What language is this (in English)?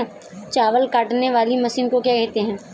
Hindi